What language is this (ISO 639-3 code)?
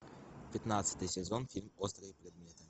rus